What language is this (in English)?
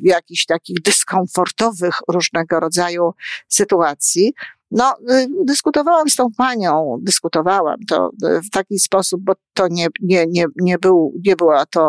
Polish